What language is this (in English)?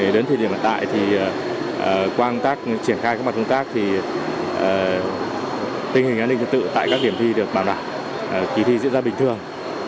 Vietnamese